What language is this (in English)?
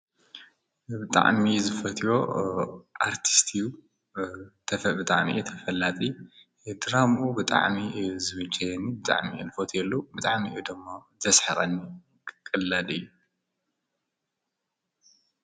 Tigrinya